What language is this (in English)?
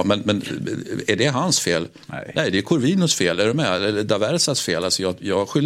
Swedish